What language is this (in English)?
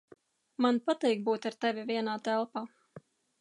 Latvian